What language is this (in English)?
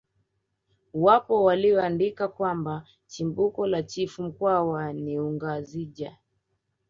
Swahili